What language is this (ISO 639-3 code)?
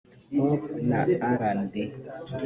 kin